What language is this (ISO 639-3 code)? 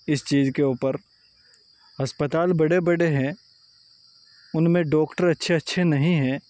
urd